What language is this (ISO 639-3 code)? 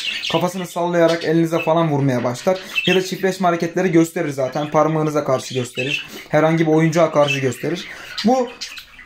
tur